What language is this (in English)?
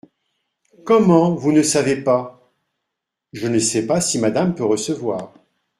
French